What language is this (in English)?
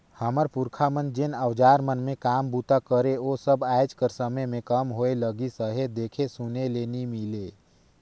Chhattisgarhi